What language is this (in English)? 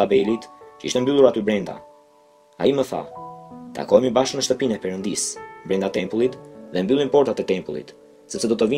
Romanian